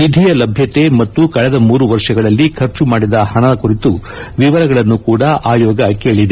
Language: Kannada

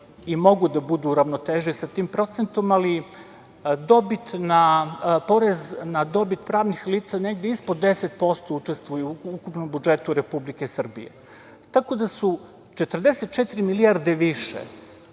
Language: Serbian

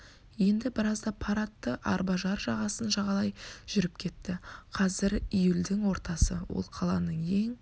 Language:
Kazakh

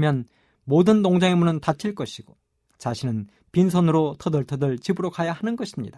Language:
Korean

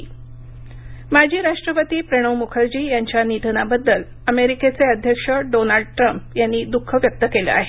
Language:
Marathi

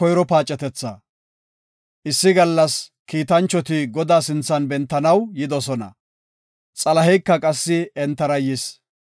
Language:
Gofa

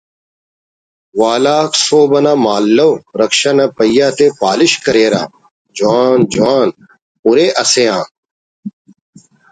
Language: Brahui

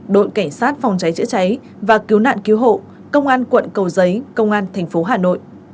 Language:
Vietnamese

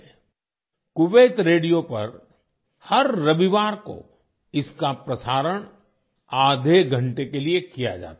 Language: Hindi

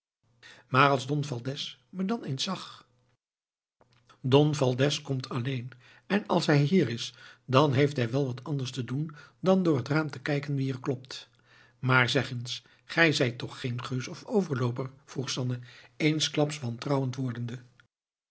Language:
Dutch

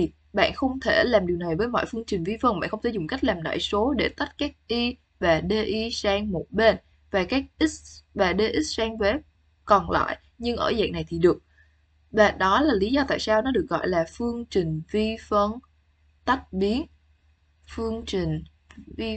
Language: Vietnamese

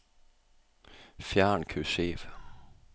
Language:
Norwegian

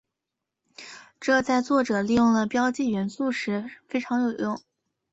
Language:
Chinese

